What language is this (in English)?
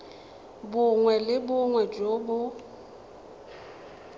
Tswana